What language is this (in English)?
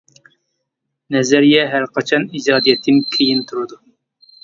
Uyghur